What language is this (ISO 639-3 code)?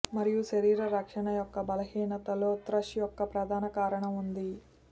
tel